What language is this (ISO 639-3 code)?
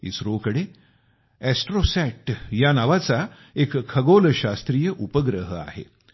mar